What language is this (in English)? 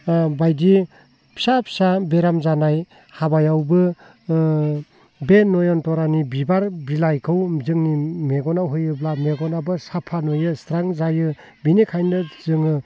Bodo